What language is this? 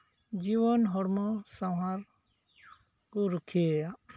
Santali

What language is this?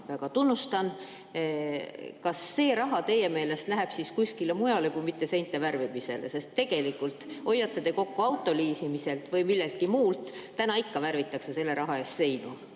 Estonian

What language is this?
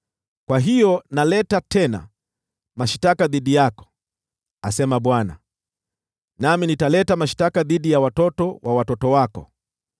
Swahili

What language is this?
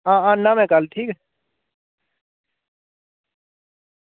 Dogri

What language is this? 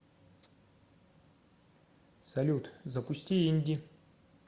Russian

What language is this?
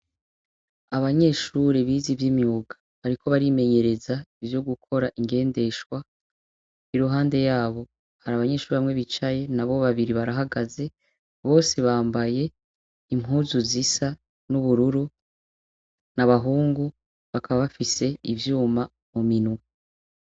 Rundi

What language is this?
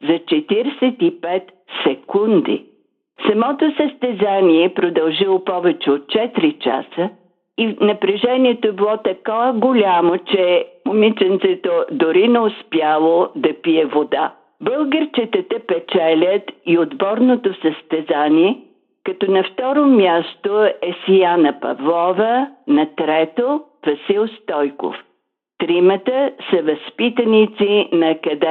Bulgarian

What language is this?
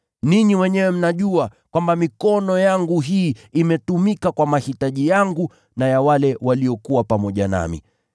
Swahili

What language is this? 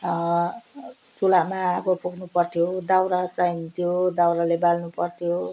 Nepali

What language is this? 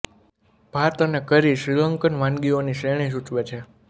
Gujarati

